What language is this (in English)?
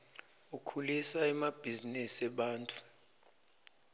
Swati